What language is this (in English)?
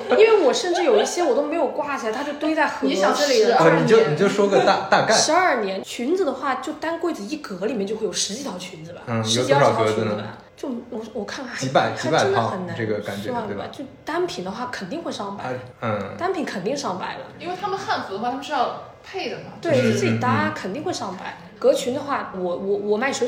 Chinese